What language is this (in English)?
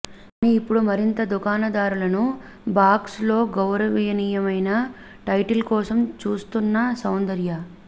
Telugu